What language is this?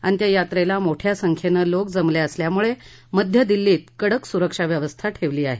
Marathi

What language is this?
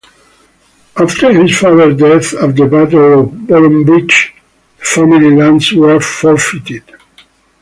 English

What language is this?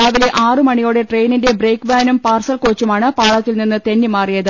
Malayalam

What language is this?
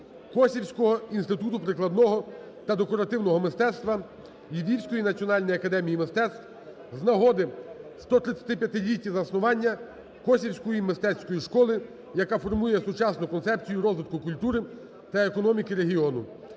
Ukrainian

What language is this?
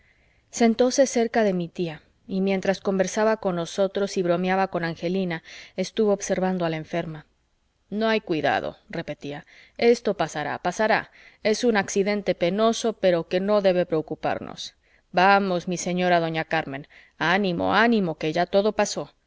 Spanish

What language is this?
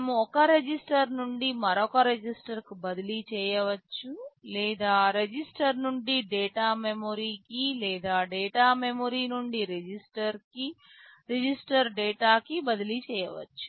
Telugu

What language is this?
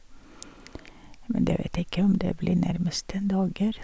Norwegian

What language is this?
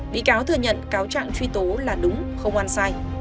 Vietnamese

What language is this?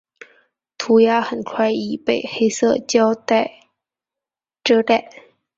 Chinese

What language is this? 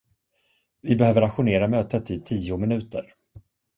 Swedish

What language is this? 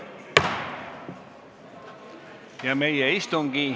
Estonian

